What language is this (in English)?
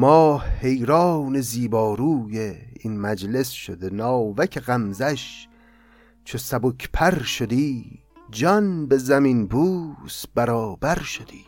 Persian